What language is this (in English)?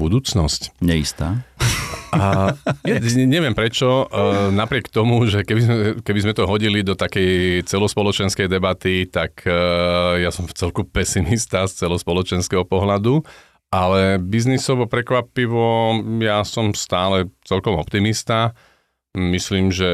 Slovak